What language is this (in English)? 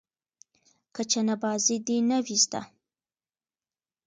Pashto